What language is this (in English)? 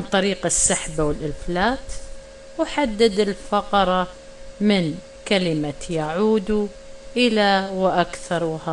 Arabic